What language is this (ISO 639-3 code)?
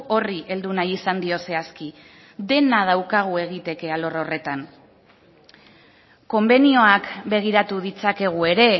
eus